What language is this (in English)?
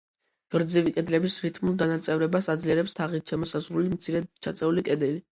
Georgian